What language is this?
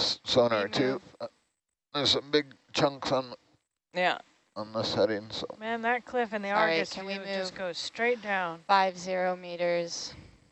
English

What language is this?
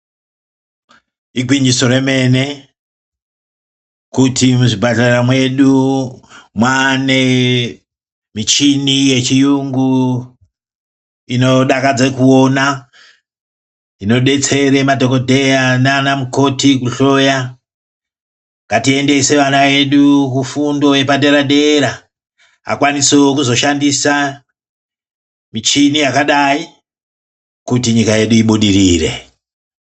Ndau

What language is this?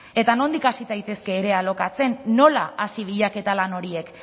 Basque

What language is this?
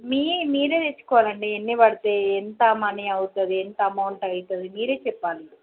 Telugu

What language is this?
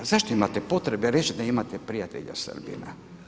Croatian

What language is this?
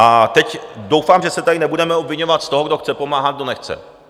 Czech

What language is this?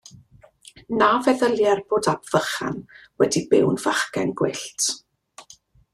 Welsh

